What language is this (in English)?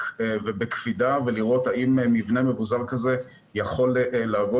Hebrew